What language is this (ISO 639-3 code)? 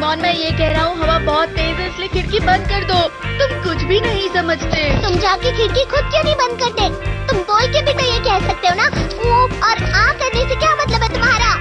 hin